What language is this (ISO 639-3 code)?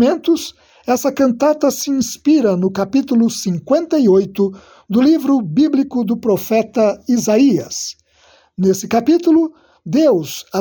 por